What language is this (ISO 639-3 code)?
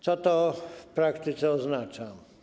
pol